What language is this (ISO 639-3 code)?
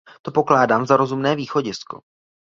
ces